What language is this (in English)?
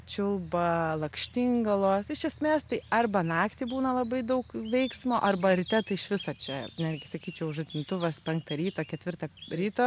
Lithuanian